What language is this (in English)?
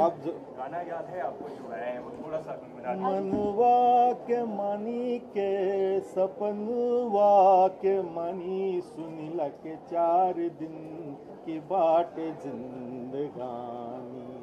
Hindi